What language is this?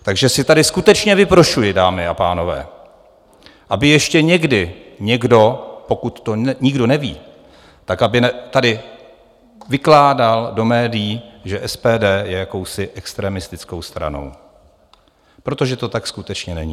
Czech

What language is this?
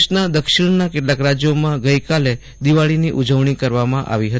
Gujarati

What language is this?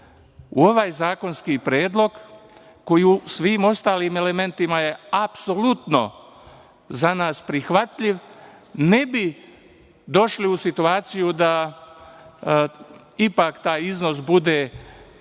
Serbian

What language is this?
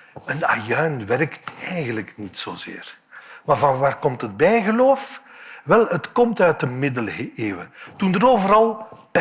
Dutch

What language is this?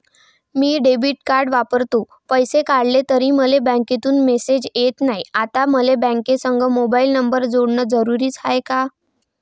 Marathi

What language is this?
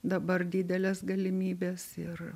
Lithuanian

